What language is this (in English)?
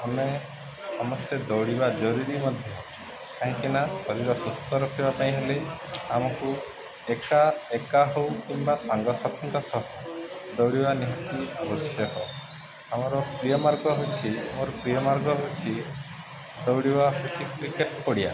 Odia